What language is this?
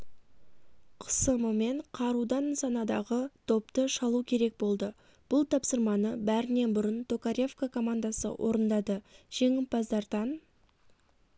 Kazakh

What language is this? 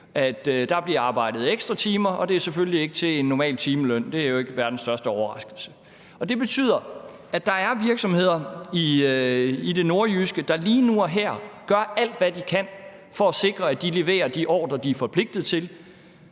Danish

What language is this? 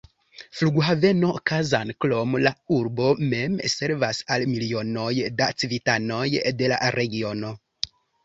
Esperanto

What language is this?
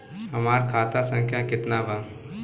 Bhojpuri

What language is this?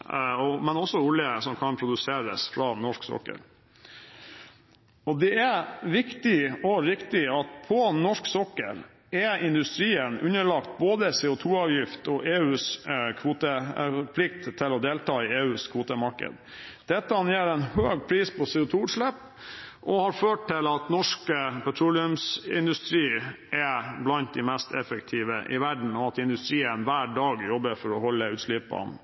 Norwegian Bokmål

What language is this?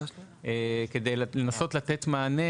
Hebrew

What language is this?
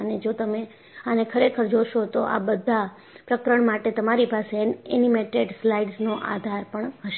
Gujarati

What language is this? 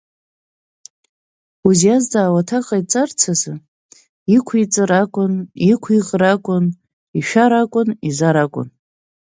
Abkhazian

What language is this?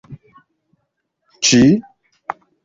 Esperanto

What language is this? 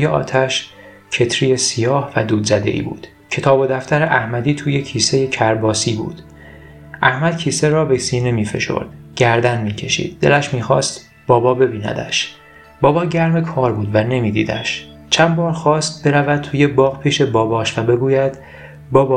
Persian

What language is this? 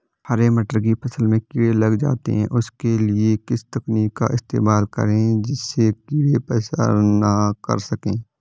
Hindi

